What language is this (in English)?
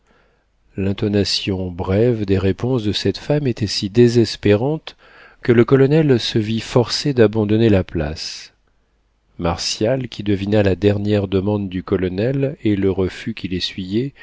French